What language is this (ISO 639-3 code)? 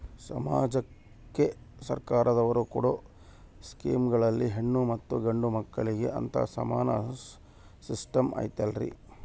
kan